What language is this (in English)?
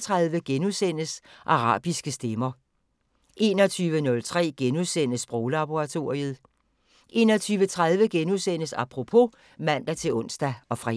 Danish